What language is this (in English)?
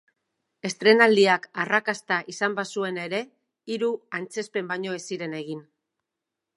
Basque